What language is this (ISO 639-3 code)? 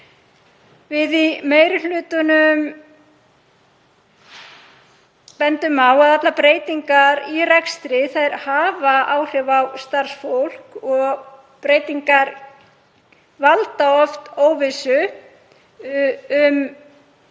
isl